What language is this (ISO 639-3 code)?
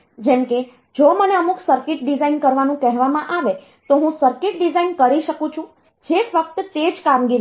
guj